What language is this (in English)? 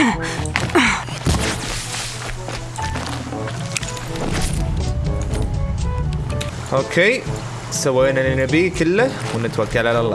Arabic